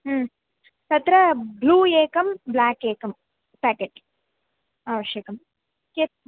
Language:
Sanskrit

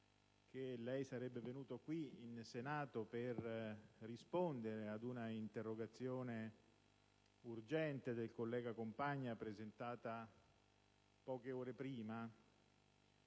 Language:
Italian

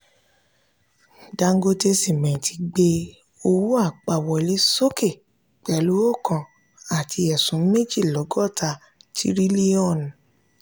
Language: Yoruba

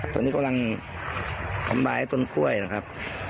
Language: Thai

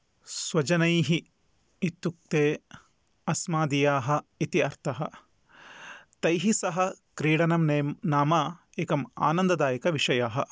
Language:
Sanskrit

